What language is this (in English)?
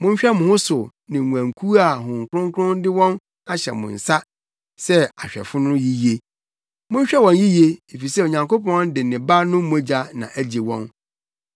Akan